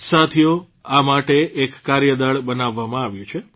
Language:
Gujarati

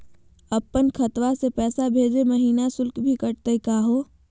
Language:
Magahi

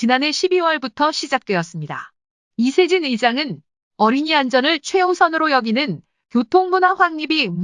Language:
Korean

